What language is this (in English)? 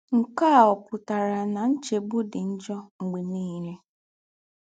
Igbo